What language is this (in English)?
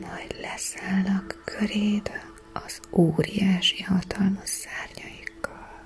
Hungarian